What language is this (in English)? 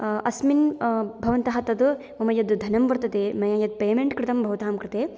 Sanskrit